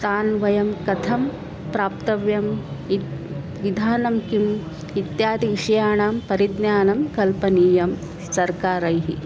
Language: Sanskrit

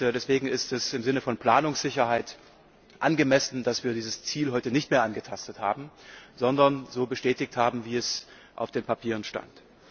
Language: German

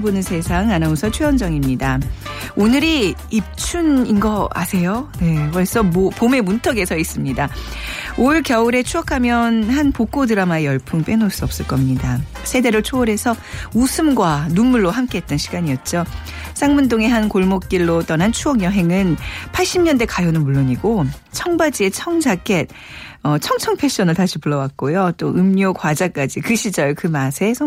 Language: Korean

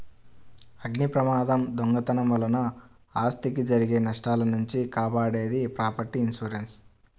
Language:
Telugu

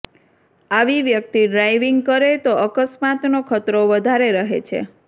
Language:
Gujarati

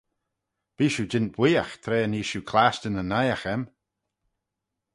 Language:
Manx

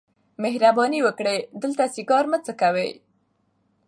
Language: Pashto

